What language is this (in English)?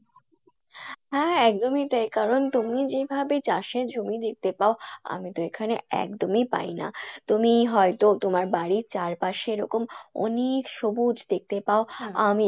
Bangla